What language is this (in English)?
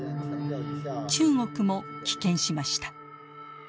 Japanese